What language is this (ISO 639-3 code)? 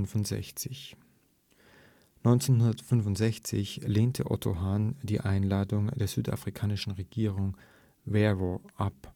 deu